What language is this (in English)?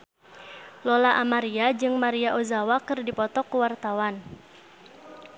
Sundanese